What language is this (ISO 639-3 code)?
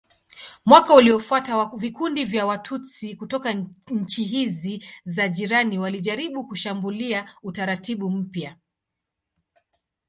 swa